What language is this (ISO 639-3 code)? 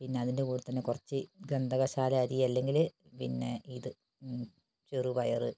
mal